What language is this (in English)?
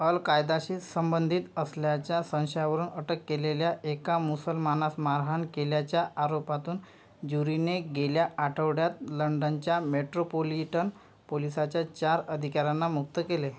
Marathi